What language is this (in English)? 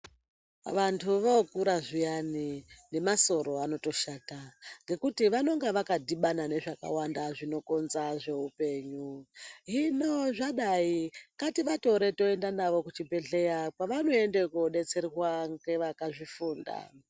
Ndau